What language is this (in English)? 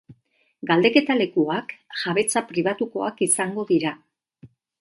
Basque